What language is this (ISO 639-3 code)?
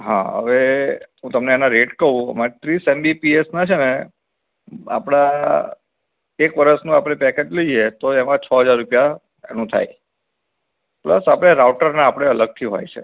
guj